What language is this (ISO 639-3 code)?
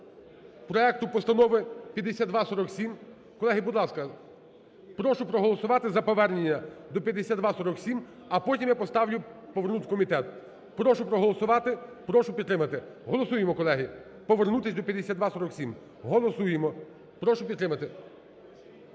ukr